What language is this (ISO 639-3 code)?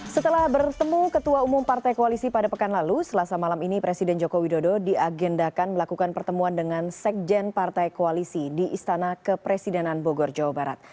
ind